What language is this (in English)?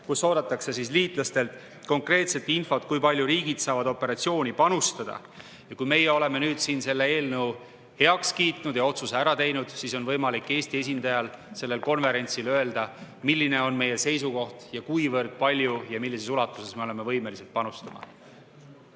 Estonian